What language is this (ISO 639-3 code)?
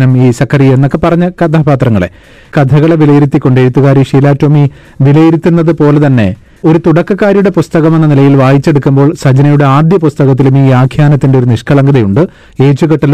mal